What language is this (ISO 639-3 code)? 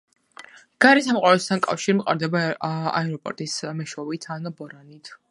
kat